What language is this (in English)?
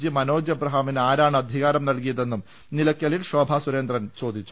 Malayalam